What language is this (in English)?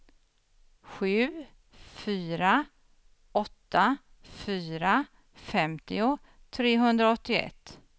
Swedish